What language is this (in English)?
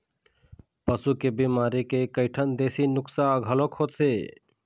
Chhattisgarhi